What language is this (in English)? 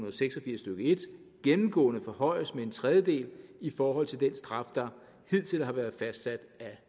Danish